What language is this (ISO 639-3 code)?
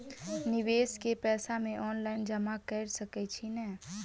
mai